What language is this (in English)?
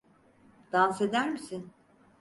Turkish